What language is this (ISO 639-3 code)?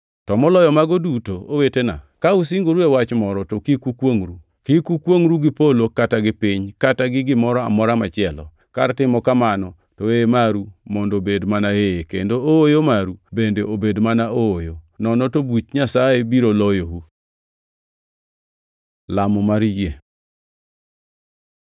luo